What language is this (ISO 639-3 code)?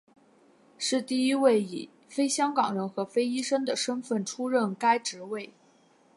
zho